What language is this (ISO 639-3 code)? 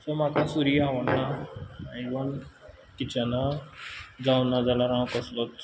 kok